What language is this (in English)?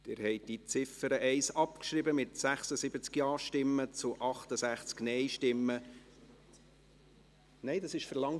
Swiss German